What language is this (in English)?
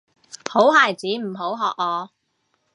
Cantonese